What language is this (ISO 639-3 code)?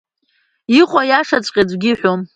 abk